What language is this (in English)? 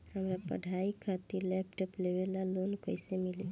Bhojpuri